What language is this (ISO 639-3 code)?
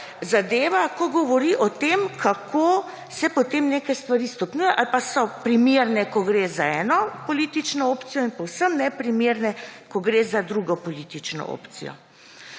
slv